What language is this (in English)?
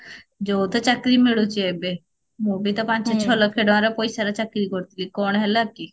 Odia